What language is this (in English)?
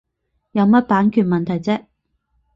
Cantonese